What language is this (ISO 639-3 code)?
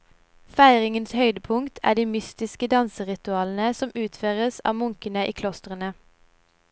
nor